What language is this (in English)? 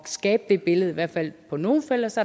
Danish